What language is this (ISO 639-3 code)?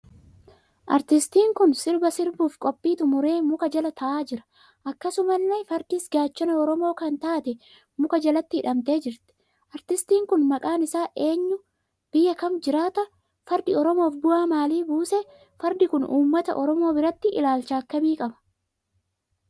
orm